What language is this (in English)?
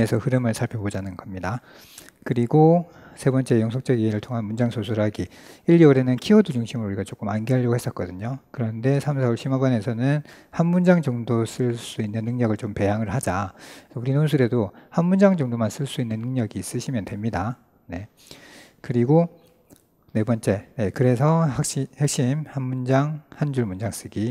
Korean